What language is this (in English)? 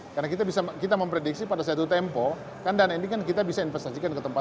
Indonesian